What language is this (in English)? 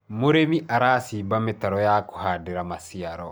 Kikuyu